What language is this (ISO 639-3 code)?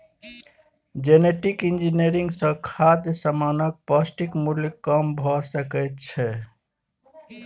mai